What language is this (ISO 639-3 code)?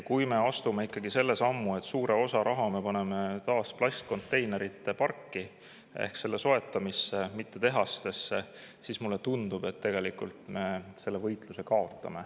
est